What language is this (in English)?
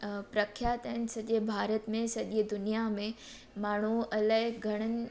Sindhi